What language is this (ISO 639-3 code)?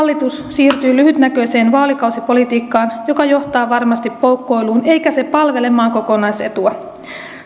fin